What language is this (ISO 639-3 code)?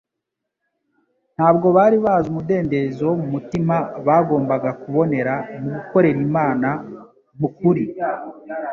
kin